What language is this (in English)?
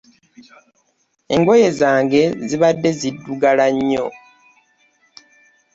Ganda